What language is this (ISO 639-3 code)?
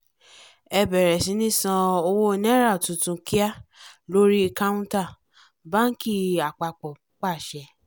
yor